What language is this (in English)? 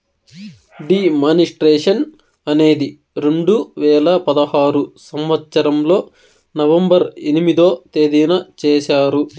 Telugu